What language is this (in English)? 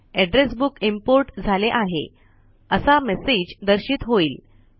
Marathi